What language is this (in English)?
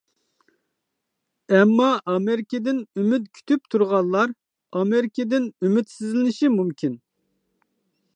Uyghur